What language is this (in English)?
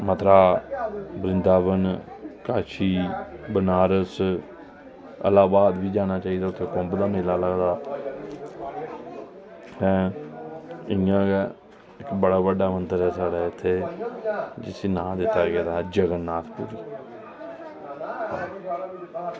Dogri